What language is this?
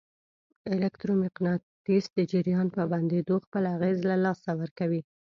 Pashto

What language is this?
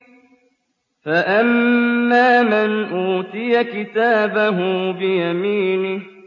Arabic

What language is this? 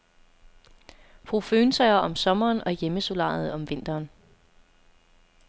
Danish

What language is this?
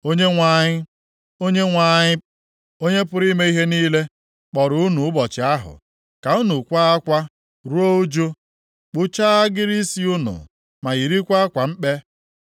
Igbo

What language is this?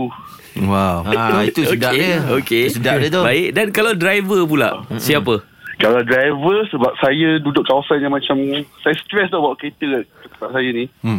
Malay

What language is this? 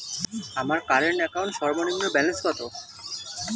Bangla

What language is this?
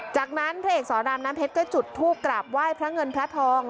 Thai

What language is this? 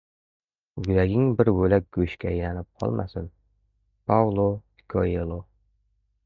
Uzbek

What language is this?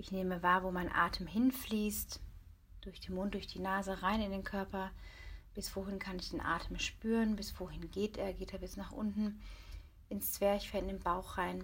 German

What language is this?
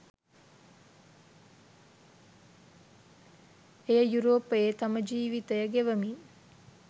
Sinhala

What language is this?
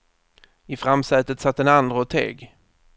Swedish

